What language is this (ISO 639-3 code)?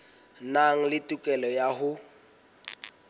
sot